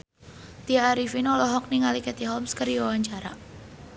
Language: Sundanese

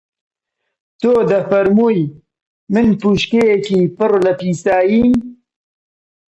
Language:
Central Kurdish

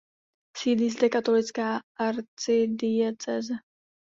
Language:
Czech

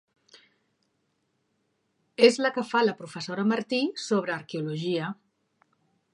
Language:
Catalan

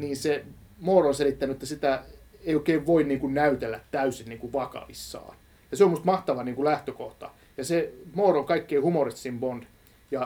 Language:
Finnish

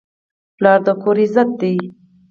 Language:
Pashto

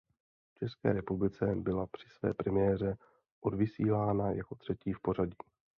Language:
Czech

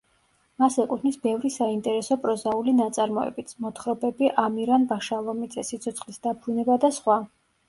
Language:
Georgian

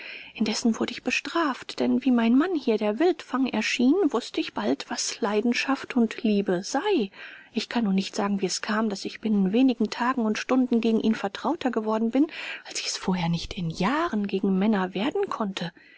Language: German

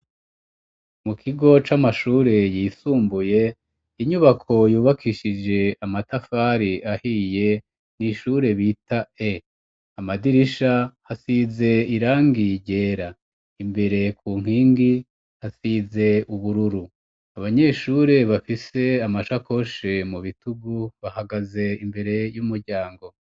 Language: Rundi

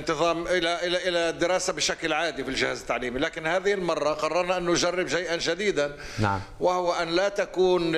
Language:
Arabic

